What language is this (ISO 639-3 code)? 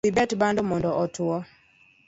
luo